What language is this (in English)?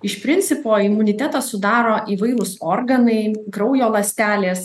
Lithuanian